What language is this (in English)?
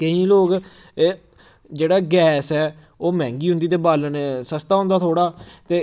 Dogri